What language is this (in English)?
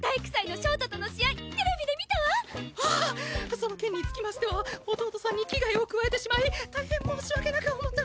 Japanese